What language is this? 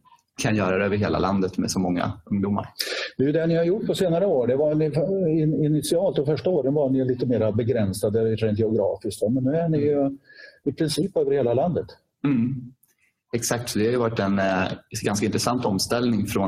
Swedish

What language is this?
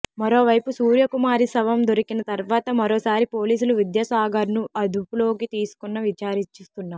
Telugu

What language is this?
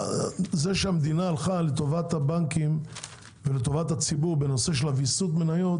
Hebrew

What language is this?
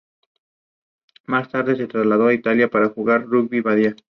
Spanish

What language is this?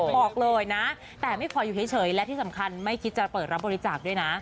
Thai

